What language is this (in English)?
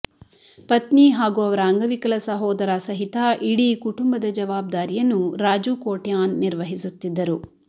Kannada